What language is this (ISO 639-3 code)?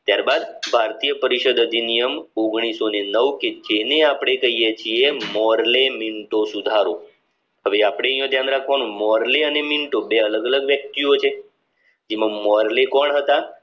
guj